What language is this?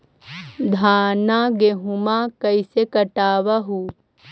Magahi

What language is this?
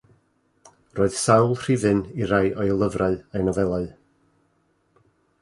Welsh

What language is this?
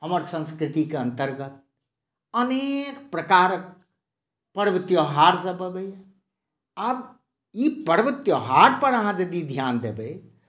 Maithili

